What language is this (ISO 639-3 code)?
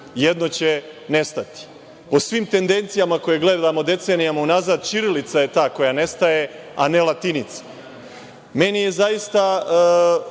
srp